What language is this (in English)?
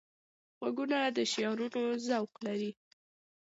Pashto